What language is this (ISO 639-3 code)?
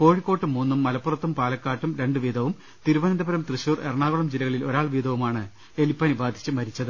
mal